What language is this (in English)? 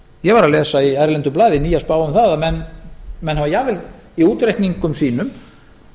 Icelandic